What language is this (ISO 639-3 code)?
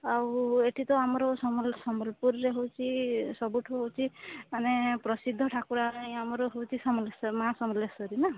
ori